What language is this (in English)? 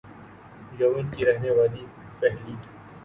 Urdu